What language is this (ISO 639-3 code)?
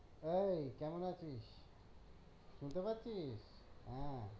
ben